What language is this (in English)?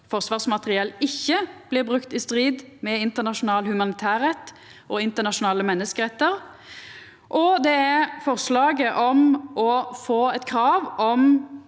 Norwegian